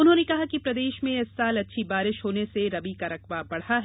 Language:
Hindi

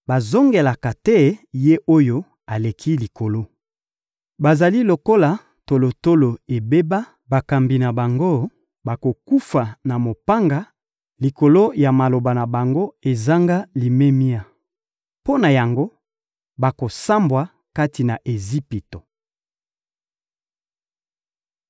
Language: Lingala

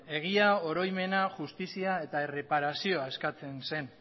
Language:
Basque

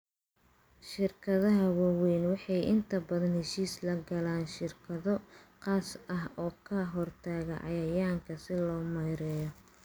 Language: Somali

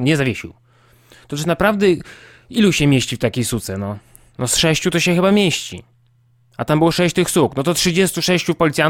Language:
Polish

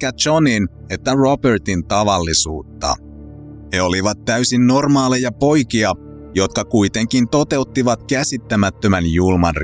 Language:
Finnish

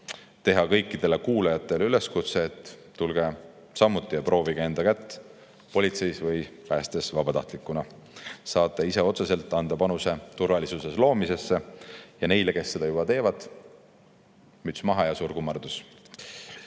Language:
Estonian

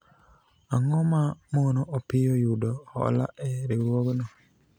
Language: Luo (Kenya and Tanzania)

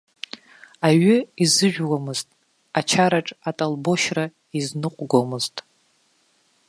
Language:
Abkhazian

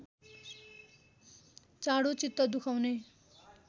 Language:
Nepali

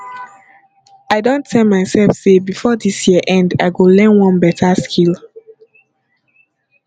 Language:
Nigerian Pidgin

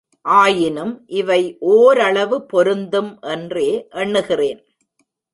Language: Tamil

